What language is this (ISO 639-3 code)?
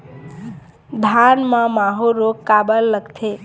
hne